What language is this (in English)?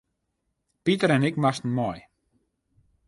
Western Frisian